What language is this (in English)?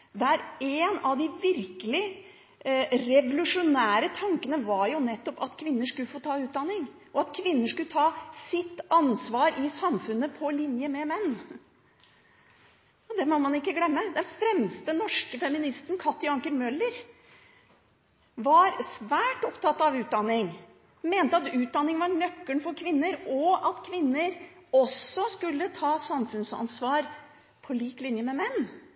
Norwegian Bokmål